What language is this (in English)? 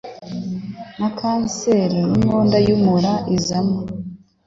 Kinyarwanda